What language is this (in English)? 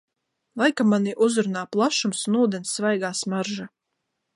Latvian